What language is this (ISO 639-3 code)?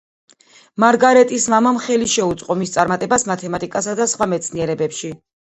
kat